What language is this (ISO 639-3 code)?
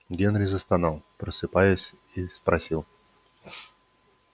rus